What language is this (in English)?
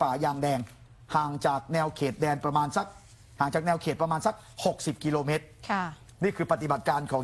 Thai